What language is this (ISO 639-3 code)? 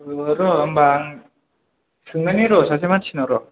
brx